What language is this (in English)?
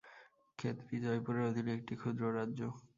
Bangla